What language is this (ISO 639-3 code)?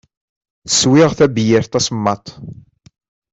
kab